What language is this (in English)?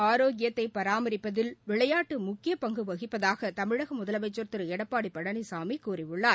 Tamil